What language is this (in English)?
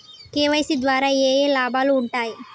Telugu